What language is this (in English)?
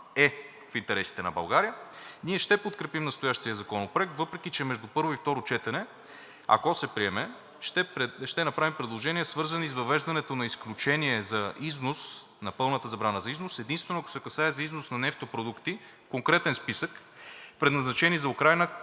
Bulgarian